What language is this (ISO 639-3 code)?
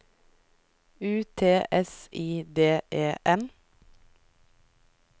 nor